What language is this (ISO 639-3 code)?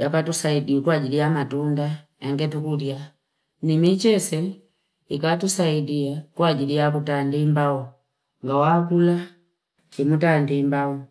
fip